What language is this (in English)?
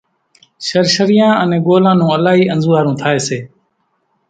Kachi Koli